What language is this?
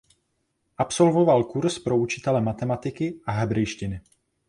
Czech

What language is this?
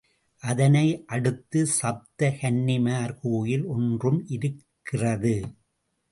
Tamil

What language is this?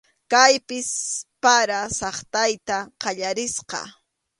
Arequipa-La Unión Quechua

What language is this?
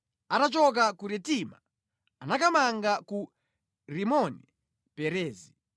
Nyanja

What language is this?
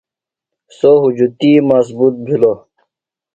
Phalura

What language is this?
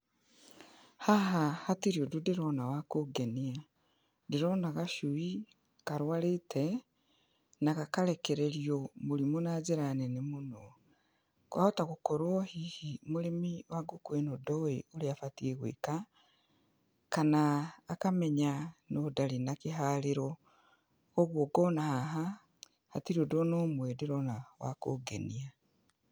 Kikuyu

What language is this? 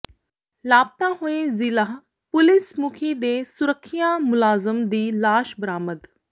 Punjabi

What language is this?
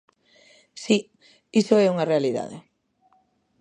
Galician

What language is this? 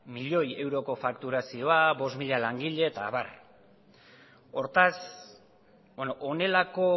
Basque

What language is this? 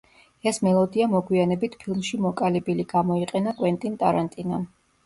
Georgian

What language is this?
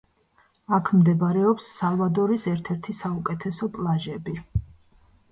Georgian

